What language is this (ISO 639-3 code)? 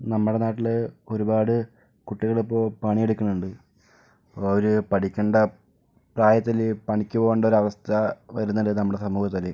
mal